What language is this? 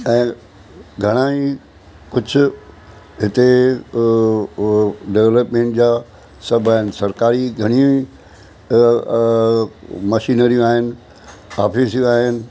Sindhi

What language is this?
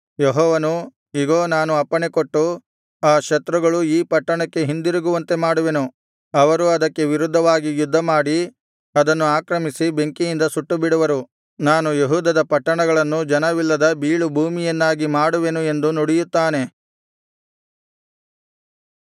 Kannada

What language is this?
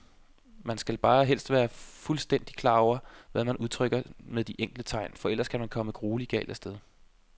Danish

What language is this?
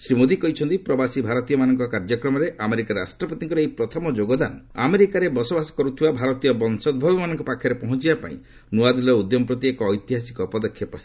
Odia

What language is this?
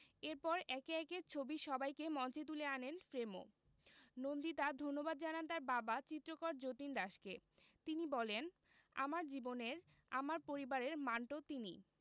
Bangla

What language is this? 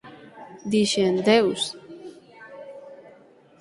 Galician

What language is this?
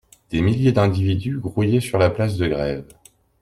French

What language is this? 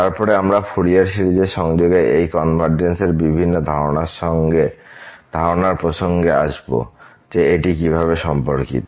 Bangla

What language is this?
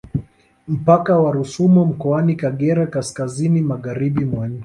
Swahili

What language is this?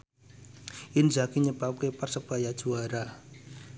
Javanese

